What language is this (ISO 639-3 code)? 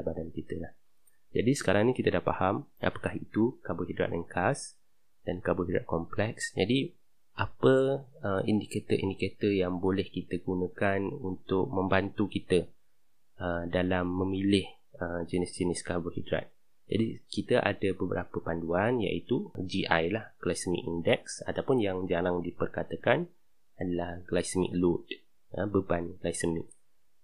msa